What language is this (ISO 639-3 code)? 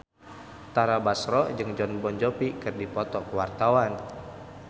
sun